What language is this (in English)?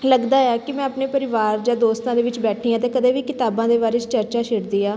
Punjabi